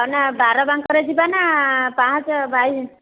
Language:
Odia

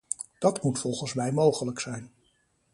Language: Dutch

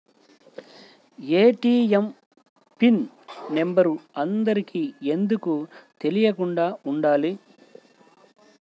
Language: Telugu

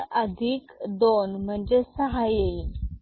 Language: Marathi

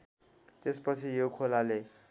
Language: Nepali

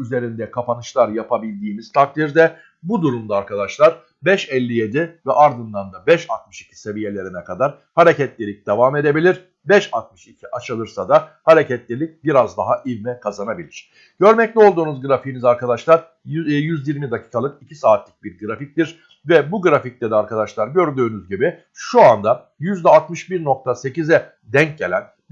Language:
Turkish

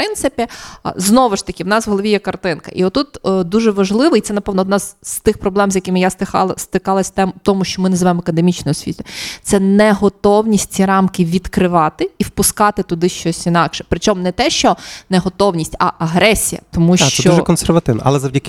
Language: Ukrainian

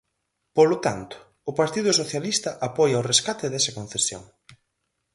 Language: Galician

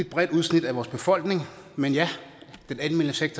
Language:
Danish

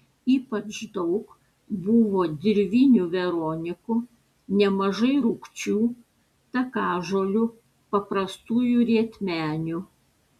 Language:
Lithuanian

